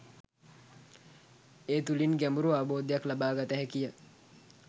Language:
Sinhala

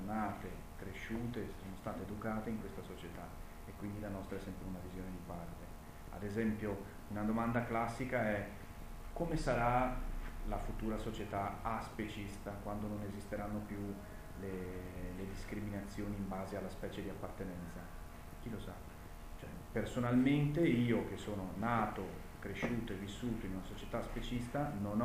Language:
Italian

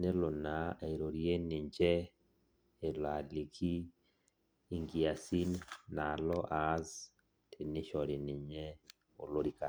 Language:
Masai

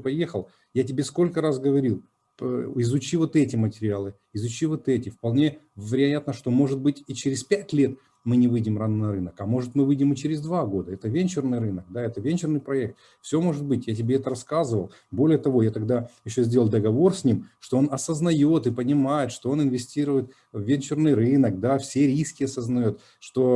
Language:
Russian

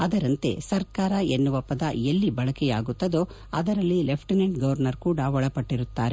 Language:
Kannada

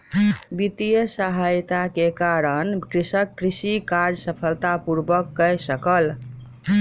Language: Maithili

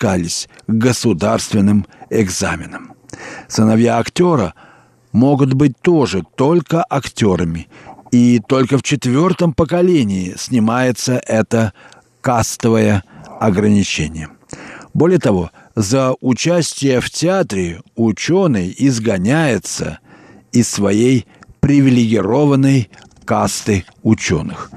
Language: Russian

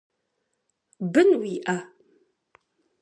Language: Kabardian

